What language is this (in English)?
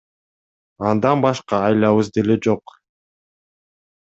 Kyrgyz